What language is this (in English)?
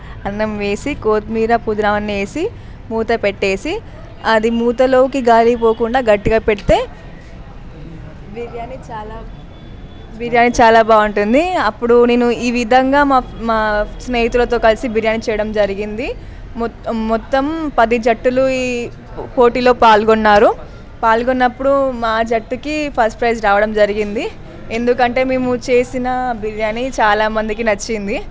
Telugu